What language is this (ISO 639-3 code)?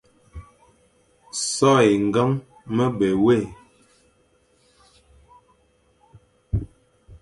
fan